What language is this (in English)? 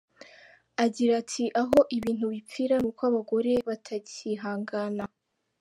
Kinyarwanda